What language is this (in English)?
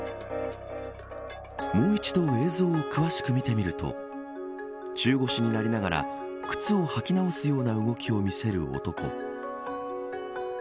Japanese